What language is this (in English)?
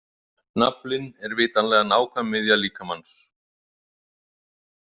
Icelandic